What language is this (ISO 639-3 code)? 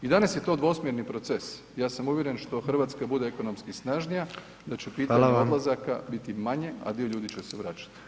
hrv